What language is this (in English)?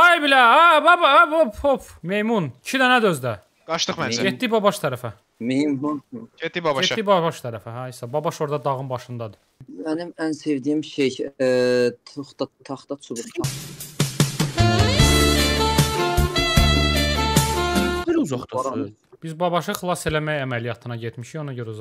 Turkish